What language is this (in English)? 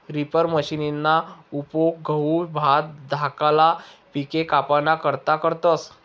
Marathi